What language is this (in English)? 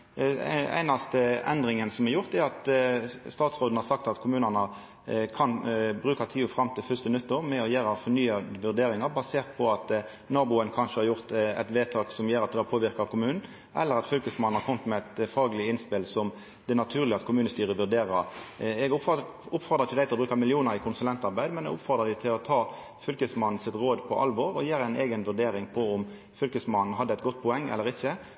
Norwegian Nynorsk